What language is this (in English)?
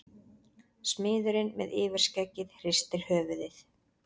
Icelandic